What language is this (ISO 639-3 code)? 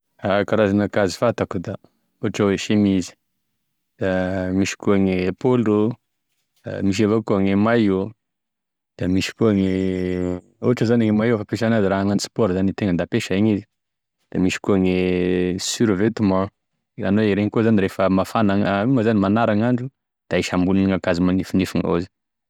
tkg